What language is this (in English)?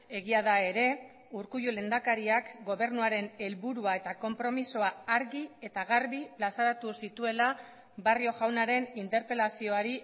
Basque